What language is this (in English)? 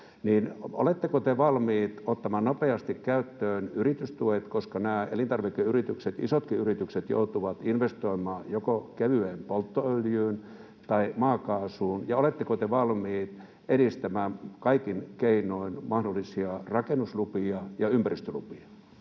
Finnish